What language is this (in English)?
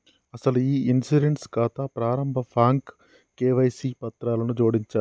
Telugu